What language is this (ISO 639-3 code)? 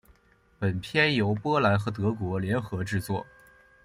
zho